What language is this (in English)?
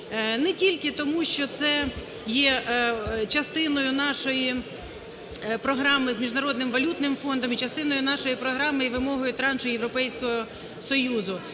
Ukrainian